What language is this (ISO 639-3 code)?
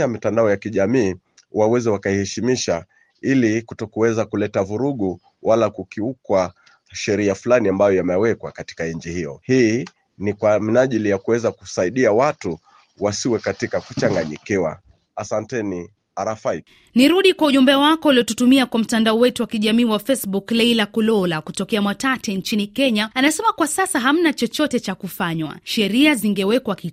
swa